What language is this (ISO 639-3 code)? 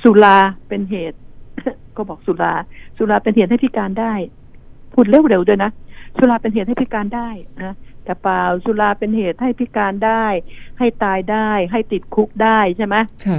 tha